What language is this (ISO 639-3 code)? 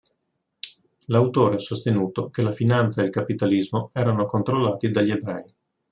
ita